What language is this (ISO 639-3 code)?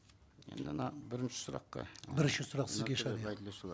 kaz